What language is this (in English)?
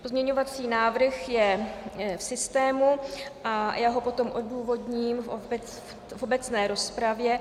Czech